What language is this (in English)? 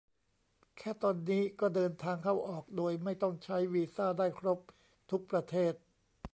Thai